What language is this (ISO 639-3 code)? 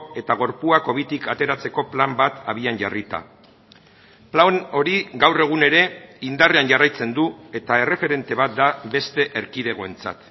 eus